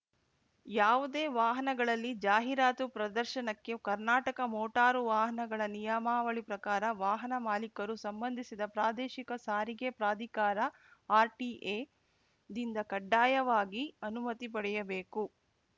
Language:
Kannada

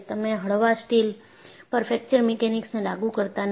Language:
Gujarati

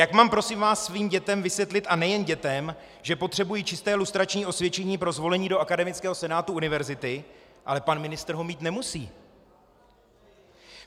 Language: Czech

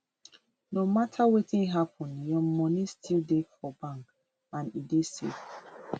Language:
Nigerian Pidgin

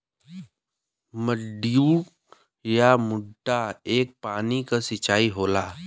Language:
Bhojpuri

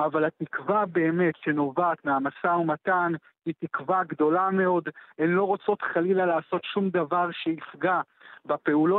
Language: Hebrew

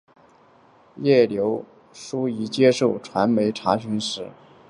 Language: Chinese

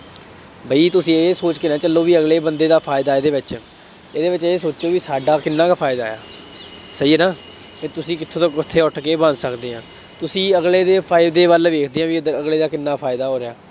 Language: Punjabi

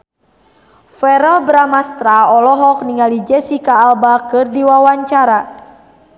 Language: Sundanese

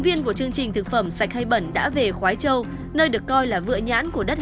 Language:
Vietnamese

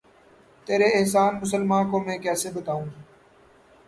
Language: Urdu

